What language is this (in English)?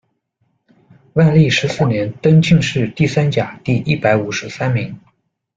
Chinese